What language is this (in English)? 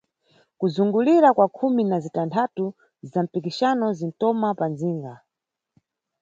Nyungwe